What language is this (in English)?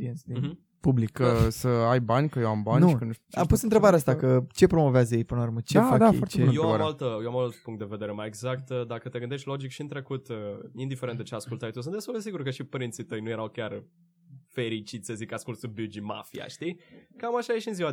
Romanian